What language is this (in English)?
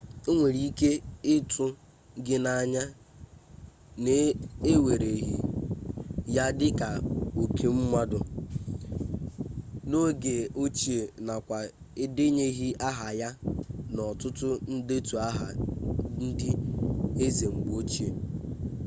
Igbo